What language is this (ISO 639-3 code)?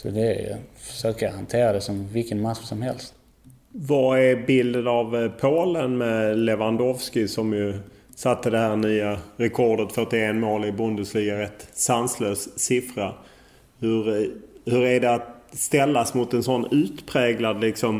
swe